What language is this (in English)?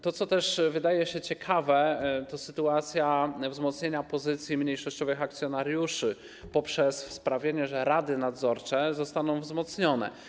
Polish